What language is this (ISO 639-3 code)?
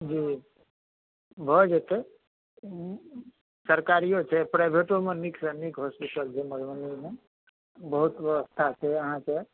mai